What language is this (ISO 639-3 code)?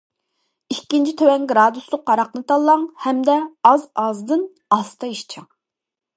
uig